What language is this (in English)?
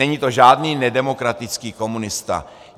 Czech